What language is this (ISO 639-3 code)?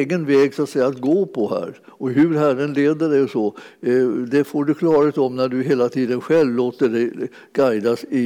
swe